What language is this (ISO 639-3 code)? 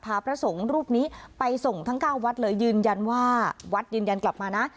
tha